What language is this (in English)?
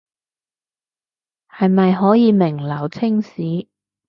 Cantonese